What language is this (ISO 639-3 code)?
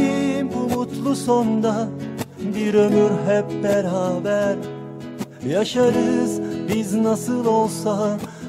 tur